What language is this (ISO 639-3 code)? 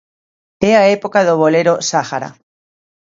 glg